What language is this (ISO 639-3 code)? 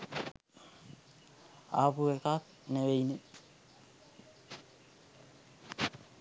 sin